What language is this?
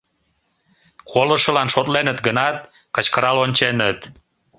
Mari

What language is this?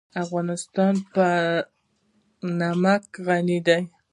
Pashto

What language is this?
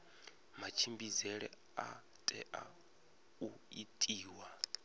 Venda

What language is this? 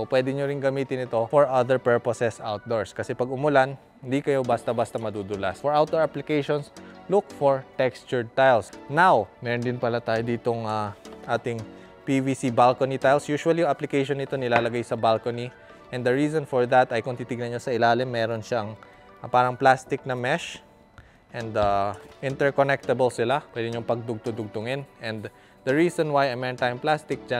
Filipino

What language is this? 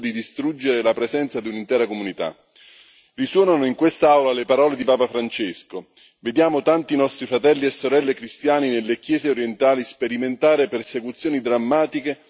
Italian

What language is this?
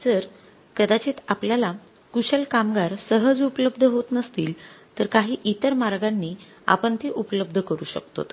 Marathi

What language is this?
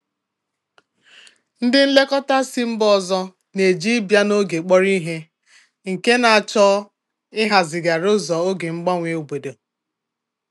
Igbo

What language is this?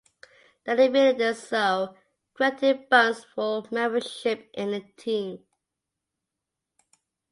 English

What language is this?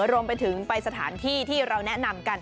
Thai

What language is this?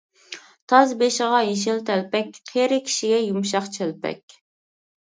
Uyghur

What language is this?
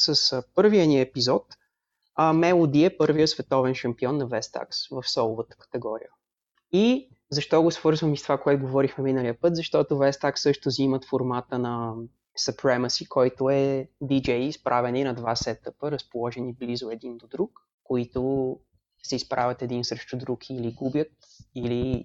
Bulgarian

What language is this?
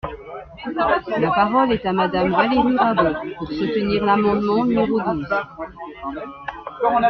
French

